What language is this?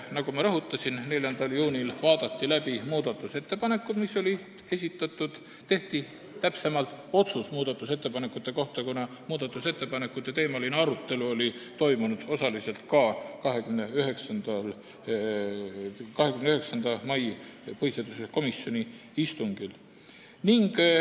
Estonian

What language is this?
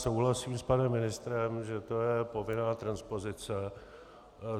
Czech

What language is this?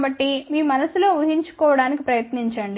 Telugu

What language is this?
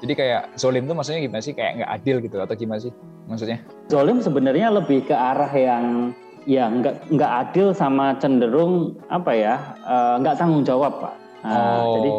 Indonesian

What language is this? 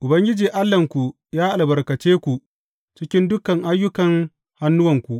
Hausa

